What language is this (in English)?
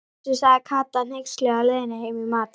Icelandic